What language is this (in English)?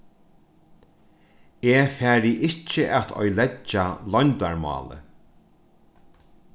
Faroese